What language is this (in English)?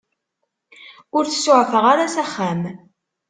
Kabyle